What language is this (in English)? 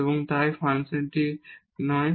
Bangla